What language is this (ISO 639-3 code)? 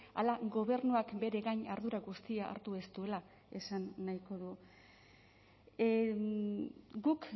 eus